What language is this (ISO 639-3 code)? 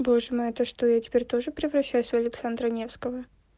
rus